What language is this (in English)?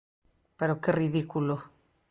Galician